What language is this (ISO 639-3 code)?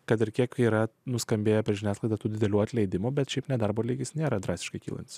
lit